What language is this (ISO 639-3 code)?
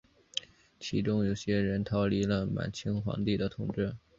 zho